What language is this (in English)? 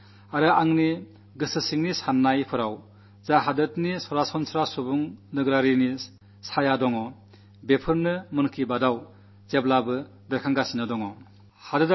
Malayalam